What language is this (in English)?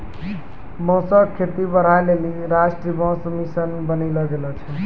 Maithili